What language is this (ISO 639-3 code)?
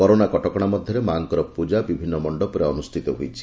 ori